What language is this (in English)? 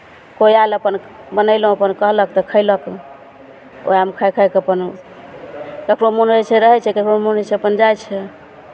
Maithili